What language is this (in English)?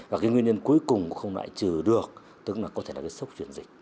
Vietnamese